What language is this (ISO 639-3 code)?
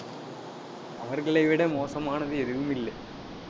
tam